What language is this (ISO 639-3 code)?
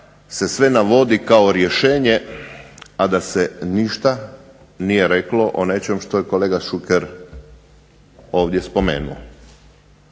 hrv